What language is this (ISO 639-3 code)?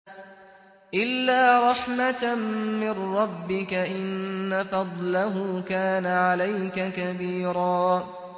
ara